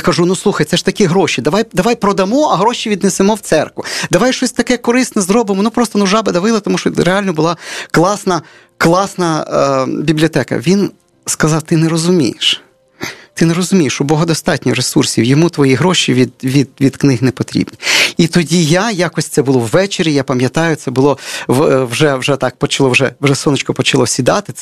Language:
Ukrainian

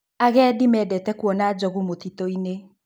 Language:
Kikuyu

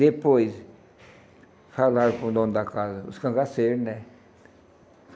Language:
Portuguese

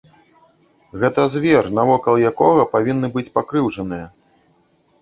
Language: Belarusian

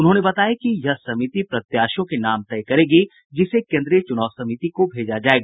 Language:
Hindi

